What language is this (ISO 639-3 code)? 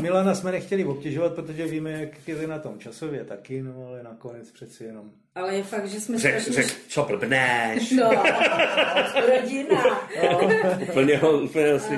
ces